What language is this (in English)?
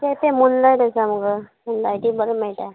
Konkani